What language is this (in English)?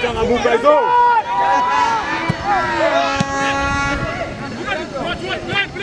Arabic